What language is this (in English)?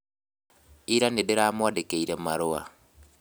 Kikuyu